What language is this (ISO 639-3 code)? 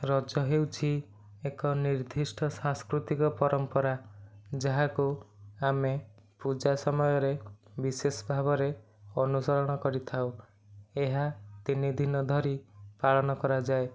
ori